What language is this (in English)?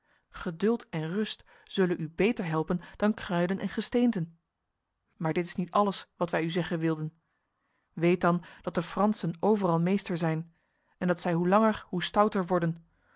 Dutch